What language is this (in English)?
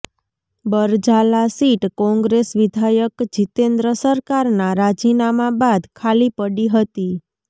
Gujarati